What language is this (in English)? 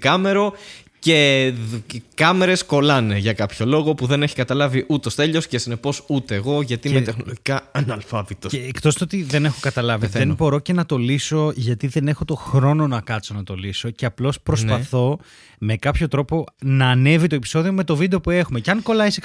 Greek